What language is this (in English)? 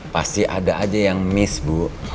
Indonesian